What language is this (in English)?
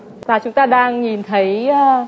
Vietnamese